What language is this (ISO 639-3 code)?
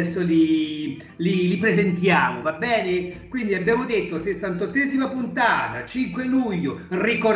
ita